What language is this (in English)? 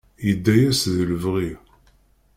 Kabyle